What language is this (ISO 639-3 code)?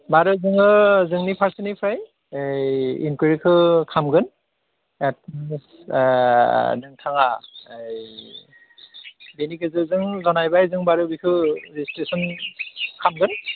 brx